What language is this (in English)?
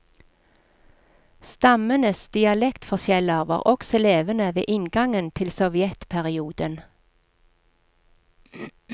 Norwegian